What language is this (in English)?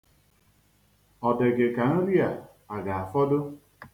Igbo